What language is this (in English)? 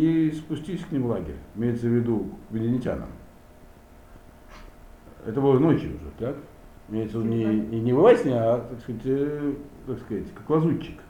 Russian